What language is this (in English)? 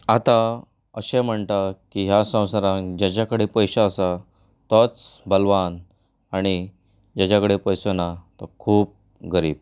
Konkani